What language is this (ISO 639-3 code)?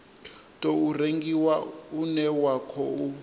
ven